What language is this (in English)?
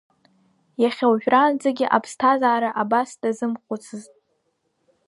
Abkhazian